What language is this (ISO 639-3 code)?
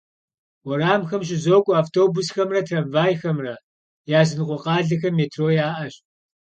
kbd